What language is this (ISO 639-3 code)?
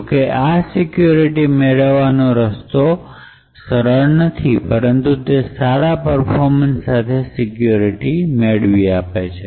guj